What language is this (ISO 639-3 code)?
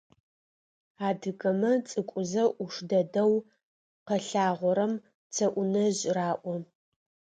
ady